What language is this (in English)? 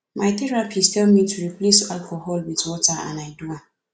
Nigerian Pidgin